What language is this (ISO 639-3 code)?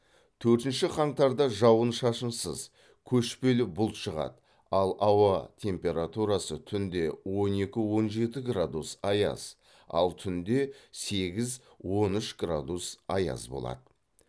kaz